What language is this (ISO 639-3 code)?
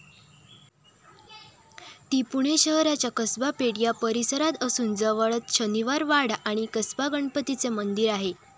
mar